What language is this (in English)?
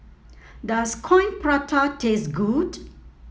English